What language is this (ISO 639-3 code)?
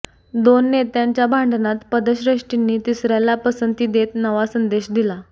mar